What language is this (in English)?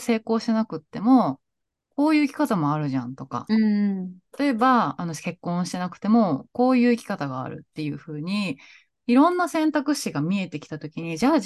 Japanese